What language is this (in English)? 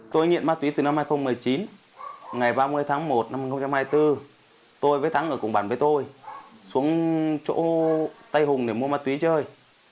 Vietnamese